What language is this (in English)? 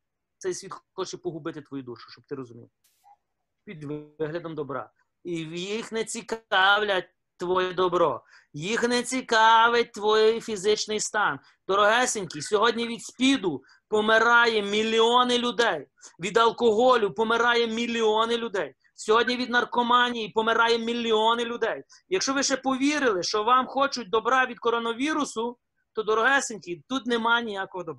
Ukrainian